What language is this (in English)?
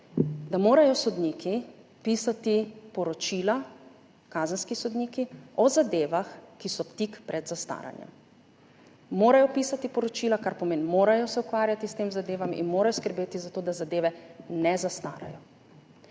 Slovenian